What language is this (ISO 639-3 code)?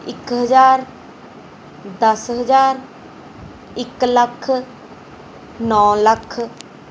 pan